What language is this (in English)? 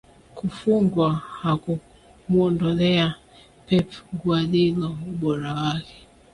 Swahili